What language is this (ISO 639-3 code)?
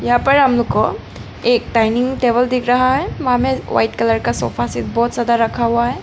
hin